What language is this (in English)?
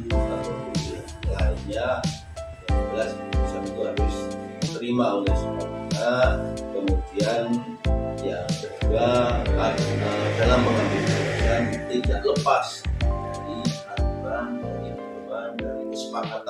Indonesian